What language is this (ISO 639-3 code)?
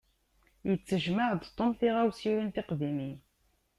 kab